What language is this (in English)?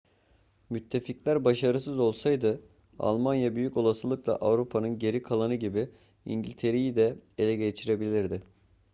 Turkish